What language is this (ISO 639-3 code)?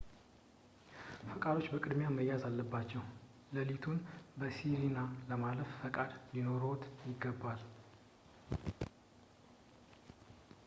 amh